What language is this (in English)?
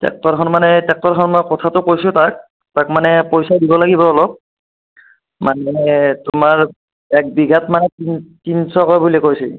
Assamese